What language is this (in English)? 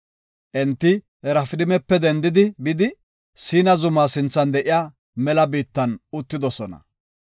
Gofa